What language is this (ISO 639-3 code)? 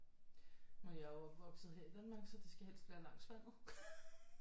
dan